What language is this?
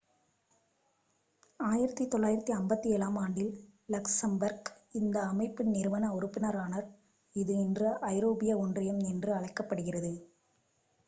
Tamil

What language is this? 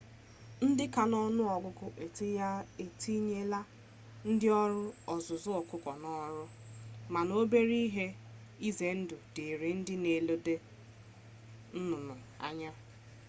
Igbo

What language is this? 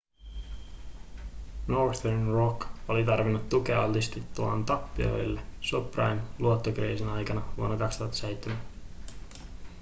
Finnish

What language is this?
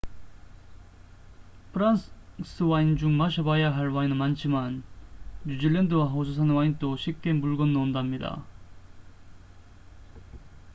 Korean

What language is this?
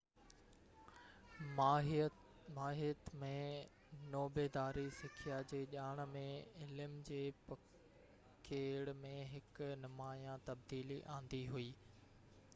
Sindhi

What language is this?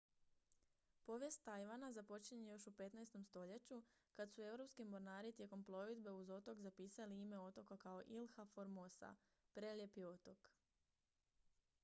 Croatian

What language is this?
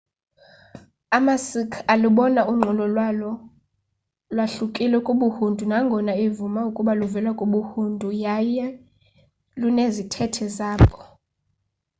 Xhosa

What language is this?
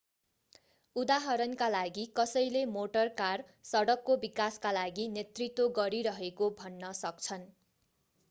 Nepali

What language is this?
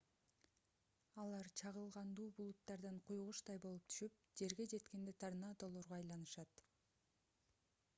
Kyrgyz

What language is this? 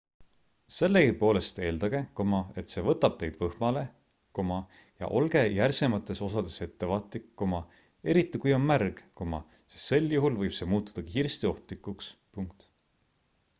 Estonian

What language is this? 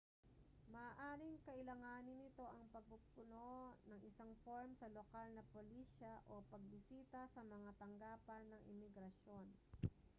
Filipino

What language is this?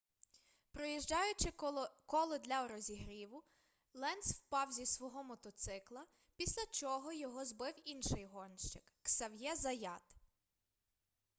Ukrainian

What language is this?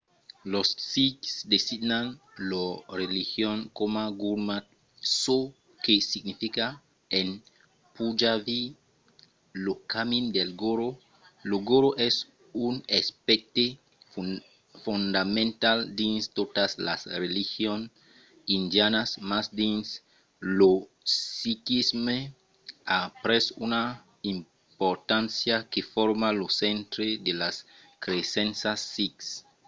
Occitan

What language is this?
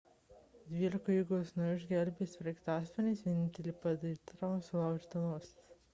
Lithuanian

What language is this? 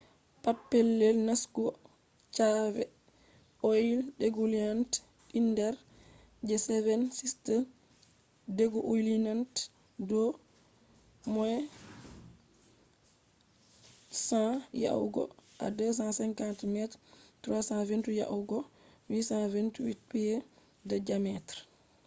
Fula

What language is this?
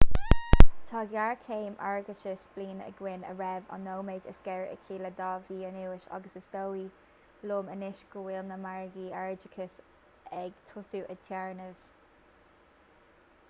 Irish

